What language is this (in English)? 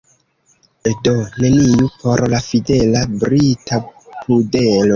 Esperanto